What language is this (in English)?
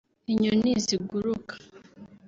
Kinyarwanda